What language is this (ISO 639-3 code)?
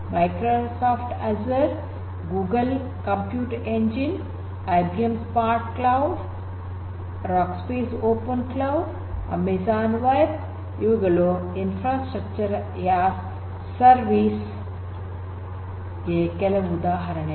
kan